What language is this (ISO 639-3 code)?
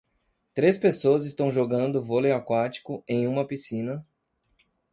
por